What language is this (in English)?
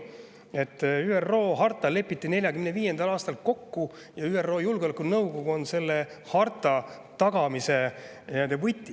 Estonian